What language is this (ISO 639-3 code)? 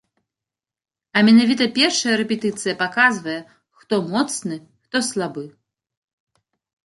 bel